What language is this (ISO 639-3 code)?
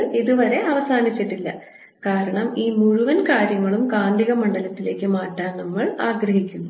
mal